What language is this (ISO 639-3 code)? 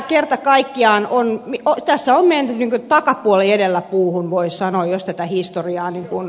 fin